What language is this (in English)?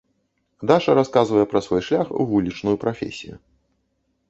Belarusian